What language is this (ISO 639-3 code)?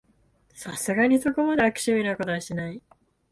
jpn